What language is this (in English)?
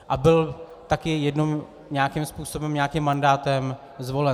Czech